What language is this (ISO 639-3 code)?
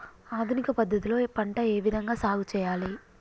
tel